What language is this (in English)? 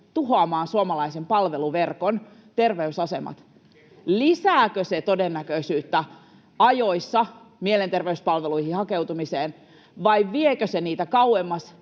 Finnish